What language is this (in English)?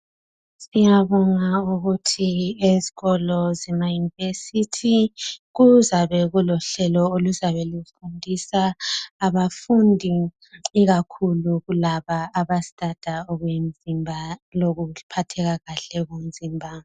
North Ndebele